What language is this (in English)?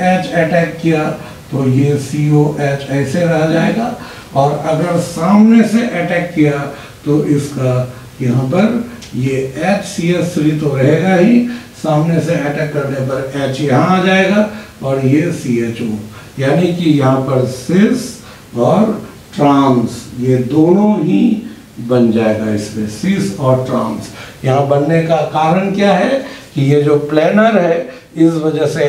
Hindi